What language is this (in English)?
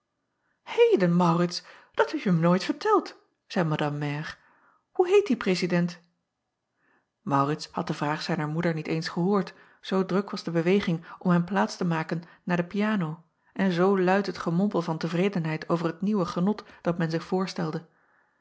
Dutch